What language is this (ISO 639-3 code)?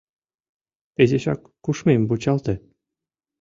chm